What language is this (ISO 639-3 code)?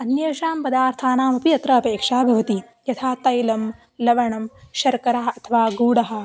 san